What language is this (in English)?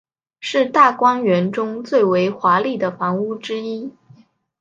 Chinese